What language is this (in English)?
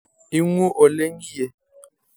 Masai